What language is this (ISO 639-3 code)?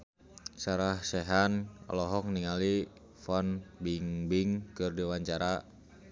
sun